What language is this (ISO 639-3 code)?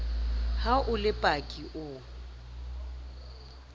sot